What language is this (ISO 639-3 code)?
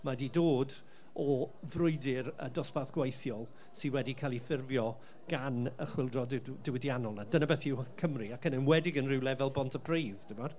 cym